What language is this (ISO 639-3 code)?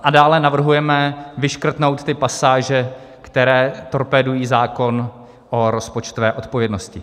ces